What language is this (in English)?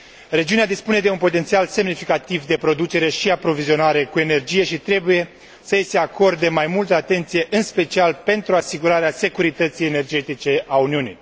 Romanian